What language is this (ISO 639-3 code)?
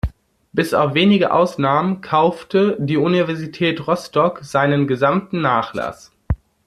deu